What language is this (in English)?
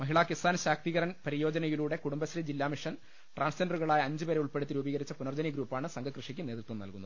Malayalam